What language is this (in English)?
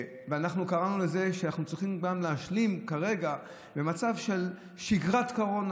Hebrew